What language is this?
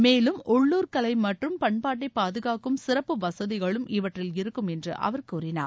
Tamil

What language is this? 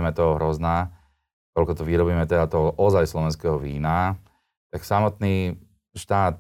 Slovak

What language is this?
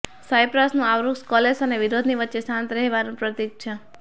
Gujarati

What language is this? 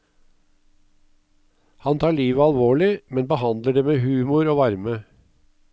Norwegian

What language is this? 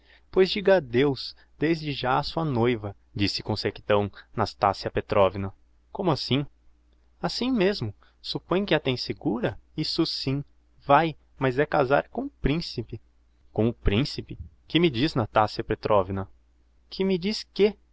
Portuguese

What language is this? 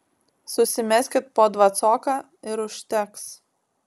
Lithuanian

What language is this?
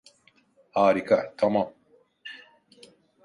Turkish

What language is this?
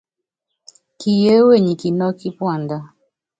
Yangben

